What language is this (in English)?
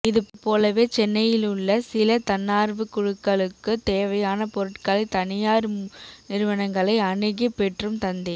Tamil